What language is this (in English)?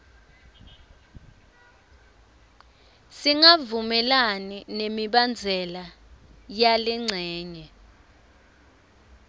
Swati